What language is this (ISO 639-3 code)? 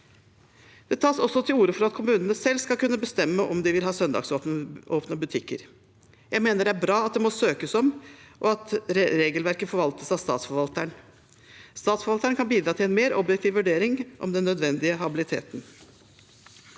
nor